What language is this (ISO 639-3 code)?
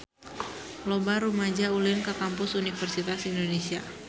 sun